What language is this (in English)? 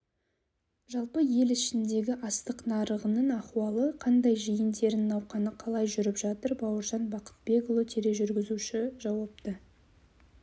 Kazakh